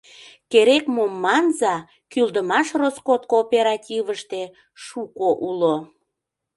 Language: Mari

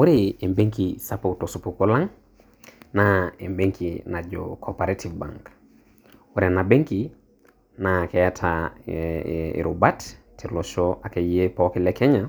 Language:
Masai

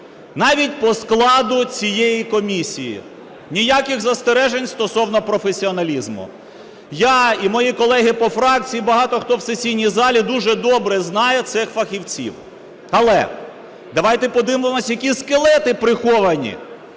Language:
Ukrainian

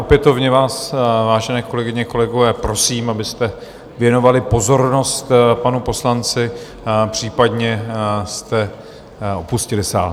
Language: Czech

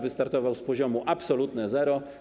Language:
Polish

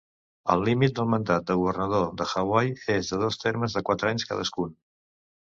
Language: Catalan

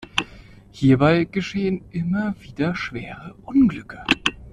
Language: German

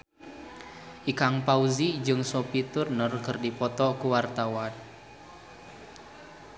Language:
Sundanese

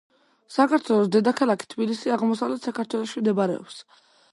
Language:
Georgian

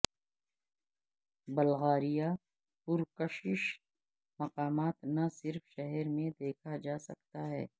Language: Urdu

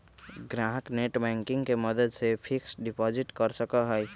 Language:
Magahi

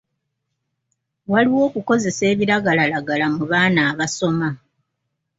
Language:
Ganda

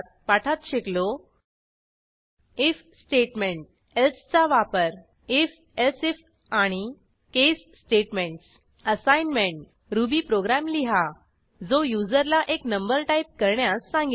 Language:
Marathi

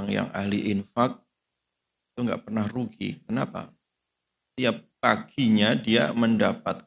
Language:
Indonesian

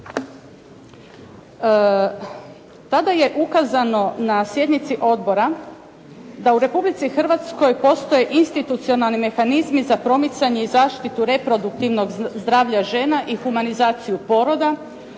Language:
Croatian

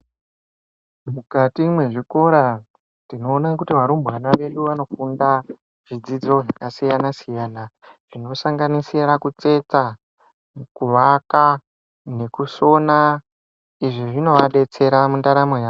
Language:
Ndau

